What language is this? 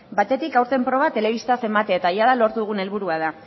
Basque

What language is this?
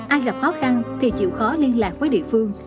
Vietnamese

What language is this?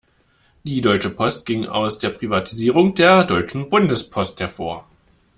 German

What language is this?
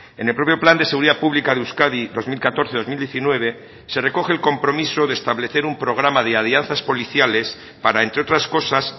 Spanish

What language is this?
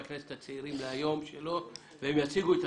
Hebrew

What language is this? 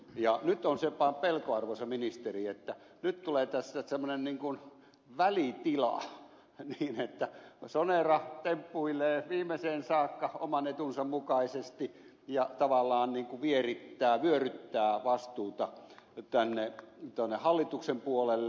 Finnish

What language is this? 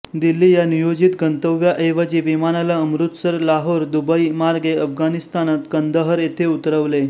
Marathi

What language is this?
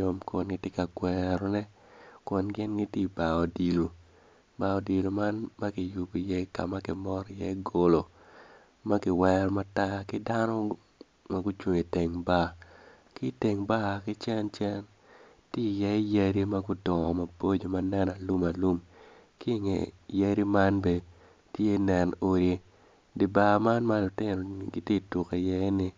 Acoli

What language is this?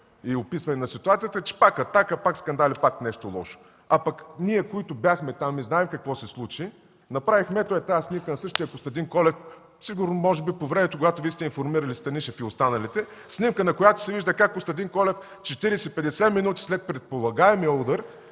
Bulgarian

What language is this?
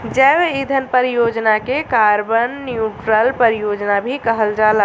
Bhojpuri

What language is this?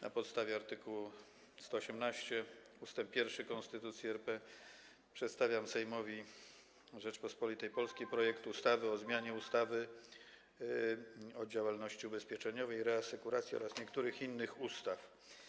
Polish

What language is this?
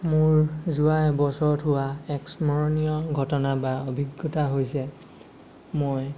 Assamese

